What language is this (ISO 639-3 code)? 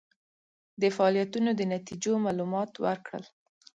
pus